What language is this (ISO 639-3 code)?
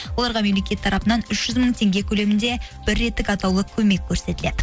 kaz